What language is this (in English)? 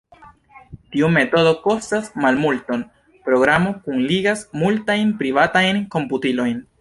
Esperanto